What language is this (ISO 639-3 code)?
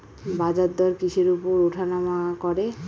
ben